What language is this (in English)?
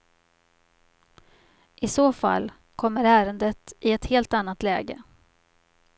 Swedish